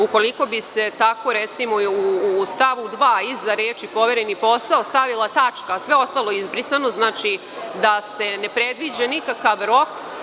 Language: Serbian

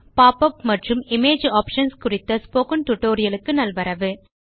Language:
Tamil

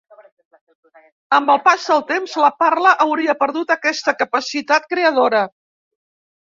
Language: Catalan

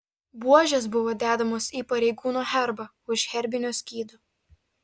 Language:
Lithuanian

